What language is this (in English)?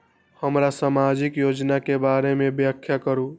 Maithili